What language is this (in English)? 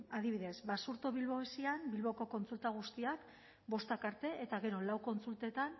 Basque